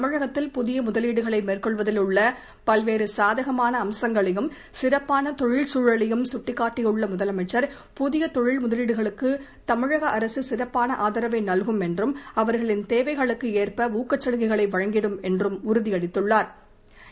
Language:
Tamil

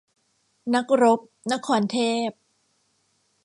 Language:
Thai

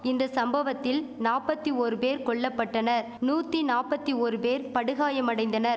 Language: Tamil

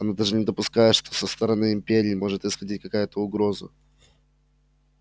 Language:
Russian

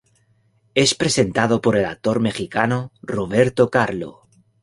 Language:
Spanish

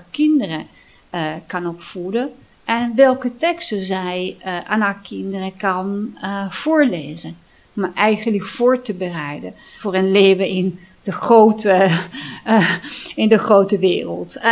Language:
Dutch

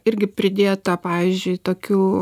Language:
Lithuanian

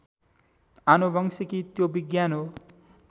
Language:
Nepali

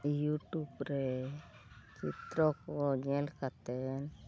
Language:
Santali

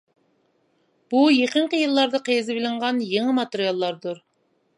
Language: Uyghur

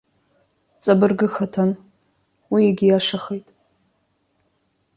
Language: Abkhazian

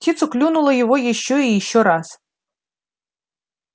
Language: Russian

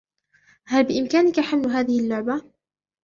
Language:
Arabic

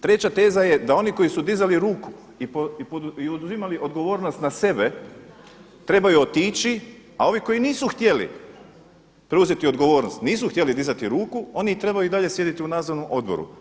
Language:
Croatian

